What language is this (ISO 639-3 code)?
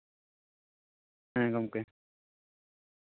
sat